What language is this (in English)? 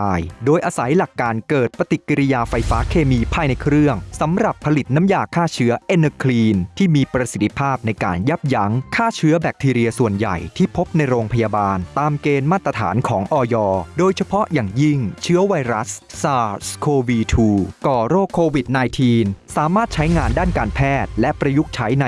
Thai